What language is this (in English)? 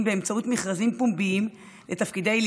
Hebrew